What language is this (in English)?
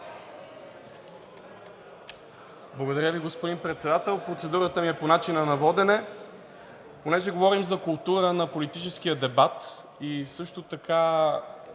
Bulgarian